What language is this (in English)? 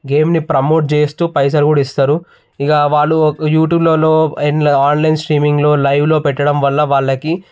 Telugu